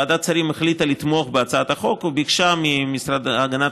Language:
Hebrew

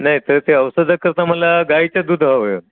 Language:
Marathi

